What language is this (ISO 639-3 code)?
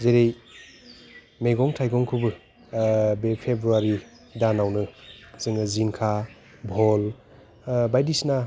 brx